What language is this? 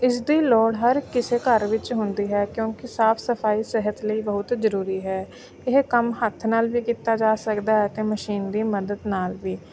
Punjabi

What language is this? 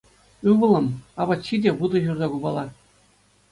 Chuvash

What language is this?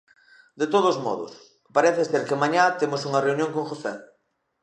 Galician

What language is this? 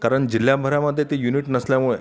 Marathi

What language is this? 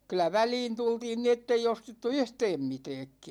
Finnish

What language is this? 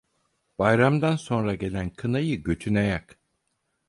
Turkish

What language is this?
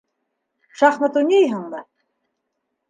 Bashkir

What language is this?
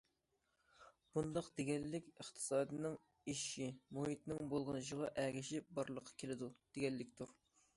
Uyghur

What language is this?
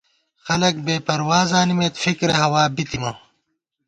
Gawar-Bati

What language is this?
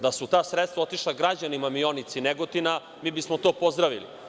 Serbian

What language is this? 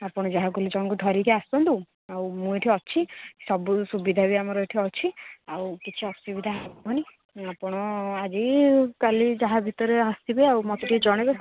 Odia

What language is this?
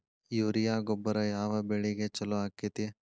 Kannada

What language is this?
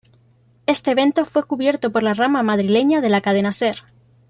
Spanish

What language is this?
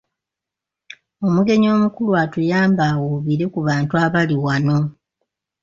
Ganda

